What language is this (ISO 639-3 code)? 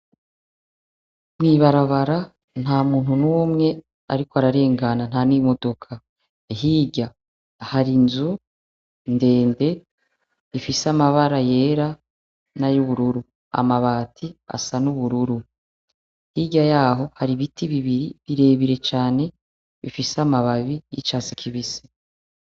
run